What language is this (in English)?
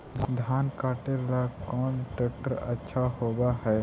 Magahi